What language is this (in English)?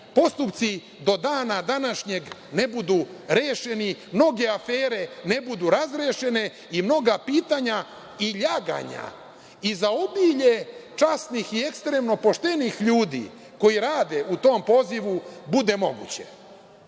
Serbian